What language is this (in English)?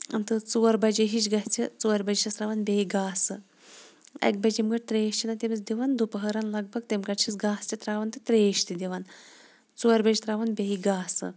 Kashmiri